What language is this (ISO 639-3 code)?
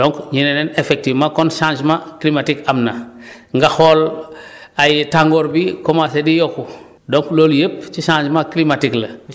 wol